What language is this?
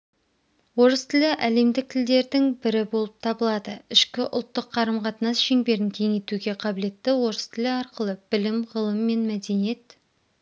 Kazakh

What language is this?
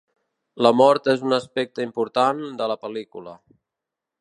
Catalan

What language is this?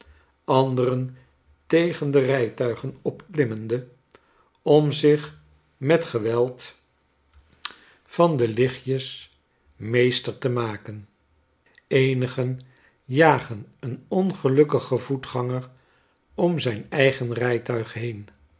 Dutch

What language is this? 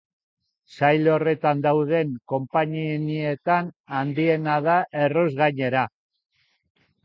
Basque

